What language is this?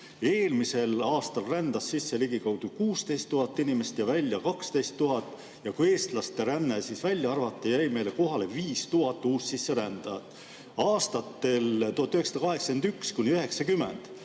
Estonian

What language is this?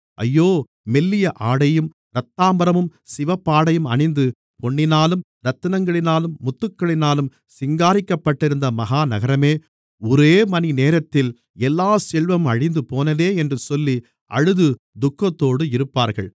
Tamil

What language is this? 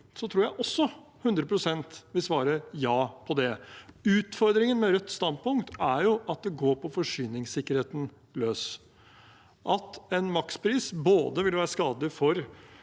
Norwegian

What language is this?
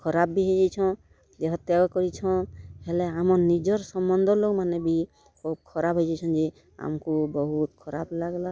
Odia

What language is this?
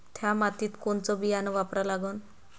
Marathi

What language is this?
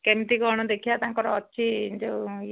Odia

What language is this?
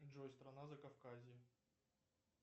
Russian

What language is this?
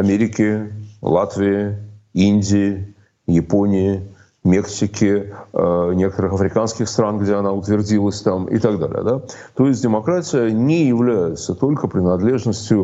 Russian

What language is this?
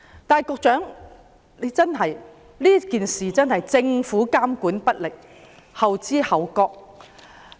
Cantonese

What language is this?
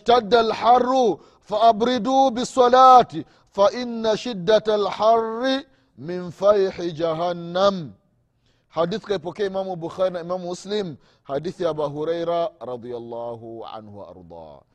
Swahili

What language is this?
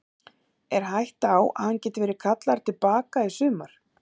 Icelandic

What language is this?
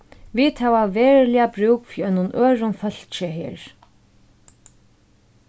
Faroese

